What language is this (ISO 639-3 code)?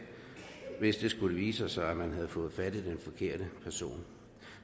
dan